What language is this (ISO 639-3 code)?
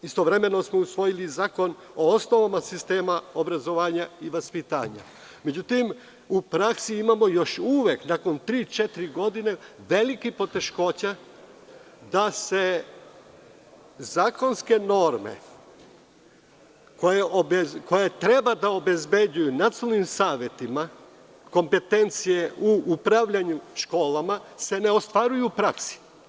srp